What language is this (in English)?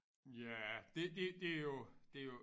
Danish